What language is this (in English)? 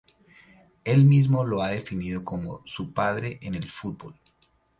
Spanish